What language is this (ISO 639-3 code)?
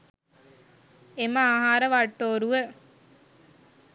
sin